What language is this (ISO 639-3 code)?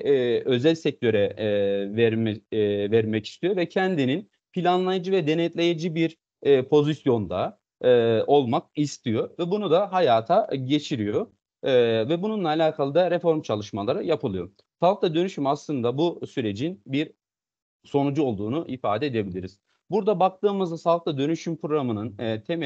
tur